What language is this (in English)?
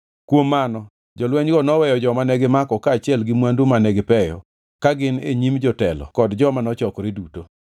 Luo (Kenya and Tanzania)